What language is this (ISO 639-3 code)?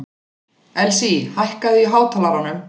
isl